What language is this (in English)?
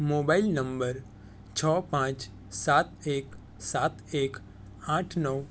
Gujarati